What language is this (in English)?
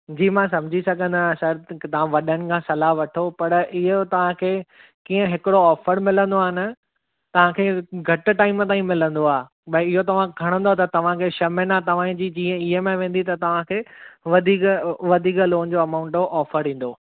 Sindhi